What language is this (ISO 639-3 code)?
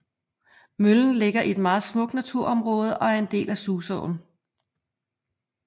dan